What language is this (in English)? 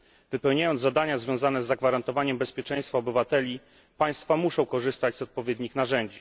Polish